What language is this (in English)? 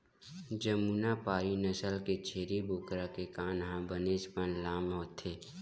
Chhattisgarhi